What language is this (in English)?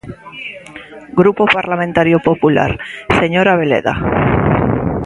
Galician